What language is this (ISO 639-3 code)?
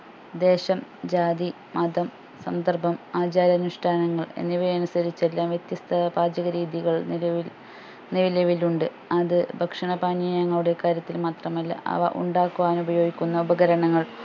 mal